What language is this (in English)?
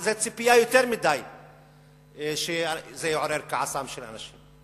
Hebrew